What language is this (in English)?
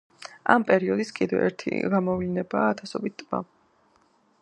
Georgian